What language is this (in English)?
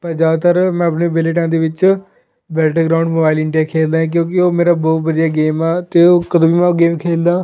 Punjabi